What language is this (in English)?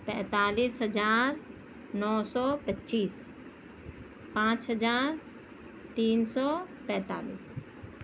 Urdu